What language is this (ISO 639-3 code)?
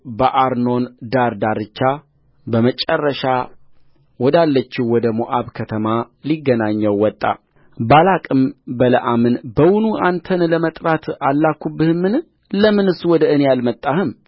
amh